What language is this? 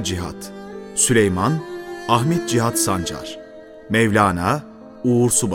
Turkish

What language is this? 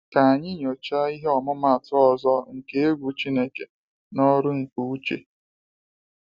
Igbo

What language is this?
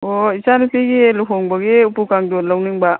Manipuri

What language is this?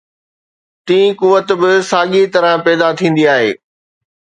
Sindhi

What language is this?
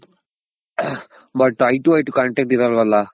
Kannada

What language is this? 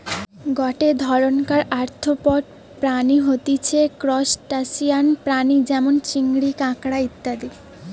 Bangla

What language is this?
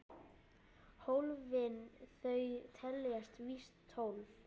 Icelandic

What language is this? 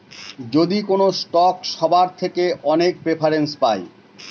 Bangla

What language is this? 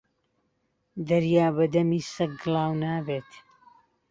Central Kurdish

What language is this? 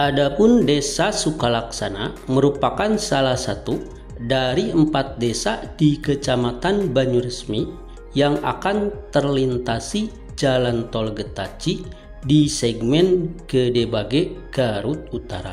Indonesian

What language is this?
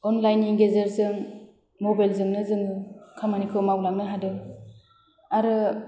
Bodo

